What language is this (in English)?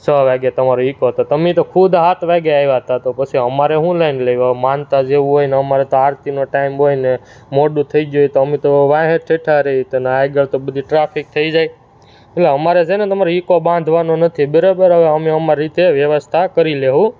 Gujarati